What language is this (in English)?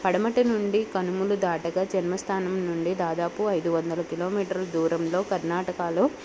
Telugu